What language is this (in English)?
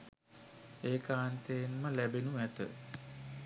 Sinhala